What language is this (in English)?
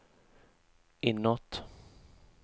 Swedish